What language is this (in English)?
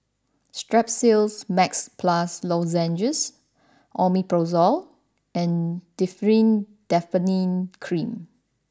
English